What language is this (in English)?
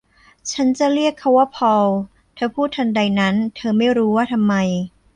Thai